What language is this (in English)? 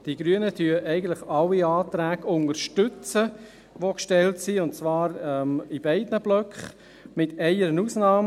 Swiss German